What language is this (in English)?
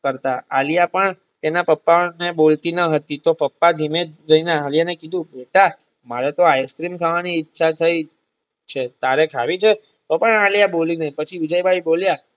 Gujarati